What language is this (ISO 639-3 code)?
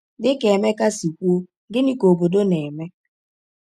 ibo